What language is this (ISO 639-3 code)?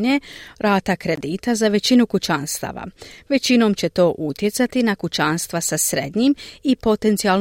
hrv